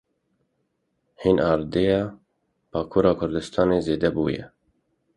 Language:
Kurdish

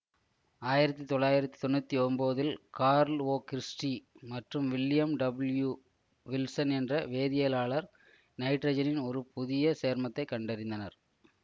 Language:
Tamil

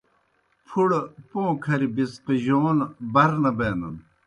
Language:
Kohistani Shina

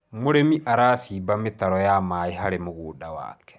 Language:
Kikuyu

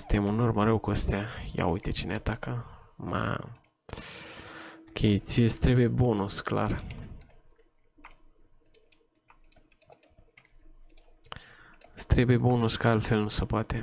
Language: Romanian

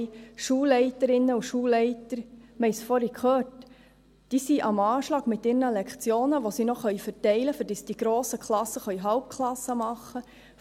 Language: Swiss German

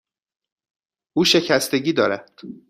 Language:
Persian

